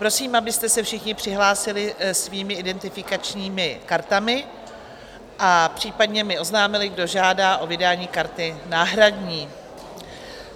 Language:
Czech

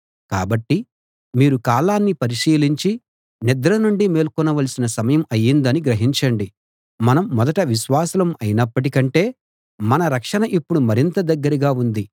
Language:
Telugu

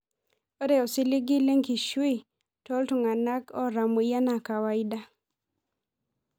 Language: Masai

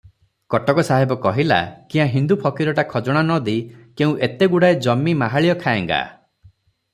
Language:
Odia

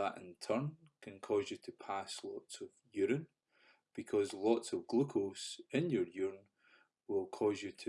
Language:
English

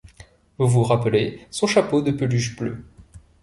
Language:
French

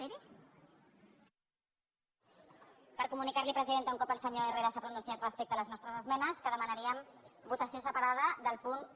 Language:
Catalan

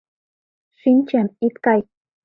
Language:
Mari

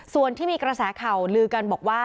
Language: Thai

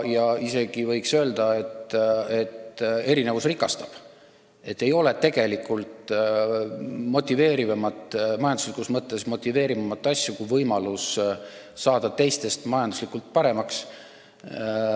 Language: Estonian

